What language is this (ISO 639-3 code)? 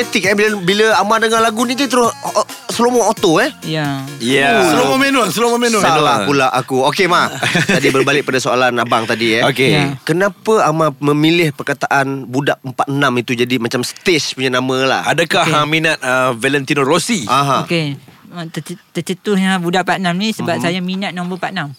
msa